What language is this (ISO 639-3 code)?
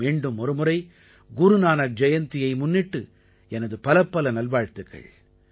tam